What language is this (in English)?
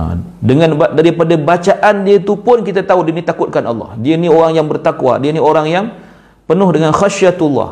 Malay